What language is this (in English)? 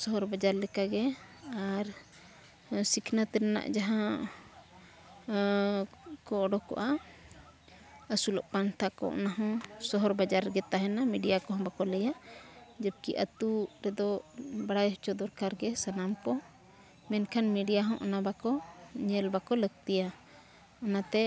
Santali